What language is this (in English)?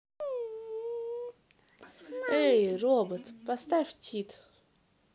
Russian